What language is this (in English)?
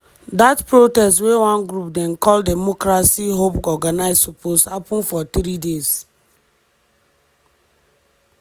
Nigerian Pidgin